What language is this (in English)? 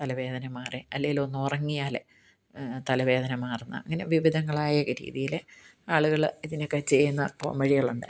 Malayalam